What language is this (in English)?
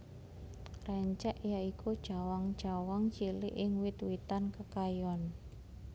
Javanese